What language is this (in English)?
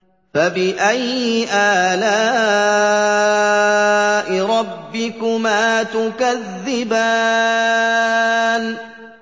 Arabic